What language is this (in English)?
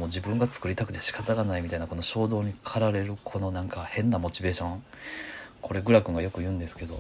Japanese